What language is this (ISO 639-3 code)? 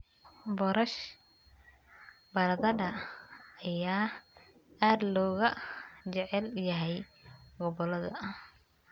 som